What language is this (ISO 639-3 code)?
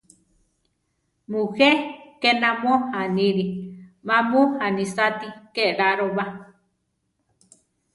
tar